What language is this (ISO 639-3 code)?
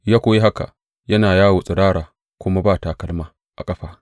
hau